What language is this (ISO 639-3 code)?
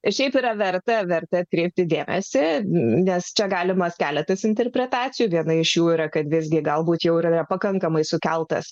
lit